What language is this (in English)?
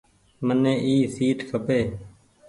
Goaria